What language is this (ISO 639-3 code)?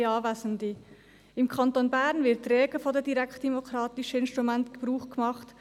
gsw